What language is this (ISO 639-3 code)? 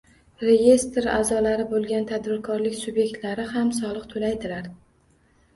uzb